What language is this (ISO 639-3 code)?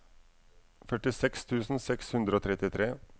nor